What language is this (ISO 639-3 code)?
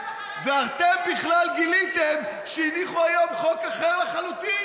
heb